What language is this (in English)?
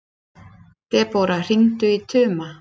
Icelandic